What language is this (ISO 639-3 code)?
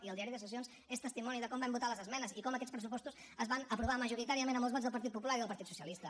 cat